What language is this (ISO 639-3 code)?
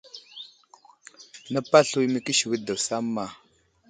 udl